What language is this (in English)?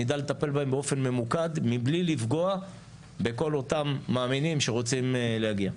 Hebrew